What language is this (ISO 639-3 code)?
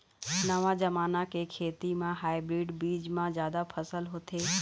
hne